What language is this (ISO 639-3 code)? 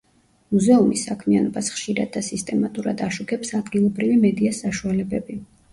kat